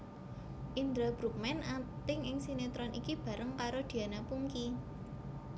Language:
Javanese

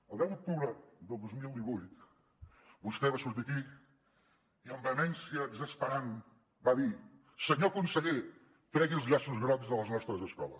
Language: Catalan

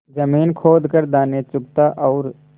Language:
Hindi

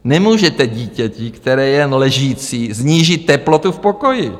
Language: Czech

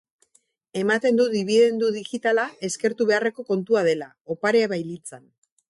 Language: Basque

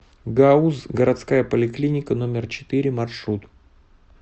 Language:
Russian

